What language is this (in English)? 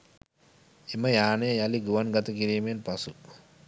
Sinhala